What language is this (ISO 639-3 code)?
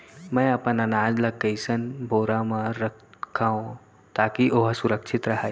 hne